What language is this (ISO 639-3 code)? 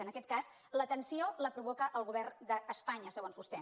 cat